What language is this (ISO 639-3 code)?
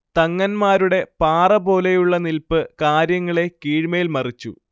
mal